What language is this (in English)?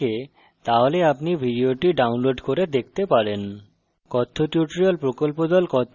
Bangla